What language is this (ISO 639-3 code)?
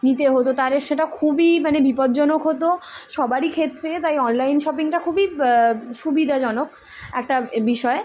ben